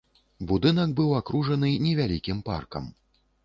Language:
Belarusian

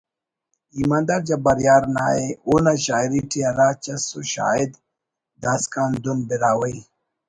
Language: Brahui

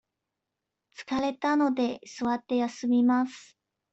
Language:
Japanese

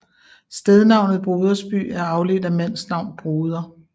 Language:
Danish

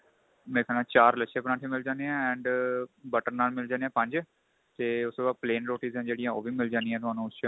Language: Punjabi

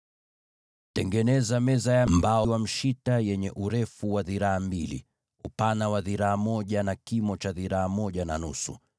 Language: Swahili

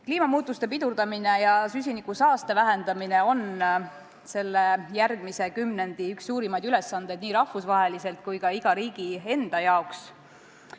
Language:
Estonian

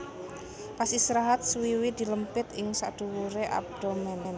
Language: Javanese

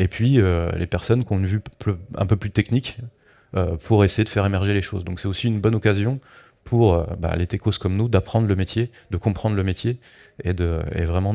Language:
French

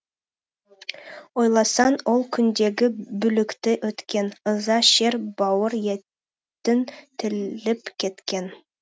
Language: Kazakh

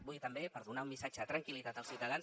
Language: Catalan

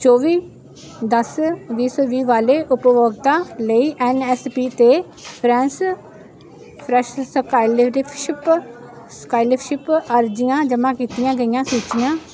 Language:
Punjabi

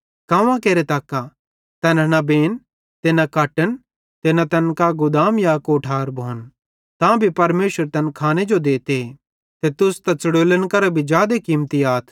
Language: Bhadrawahi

